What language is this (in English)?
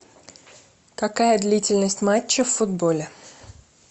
Russian